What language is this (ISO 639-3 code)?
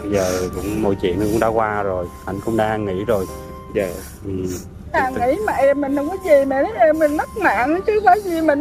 vie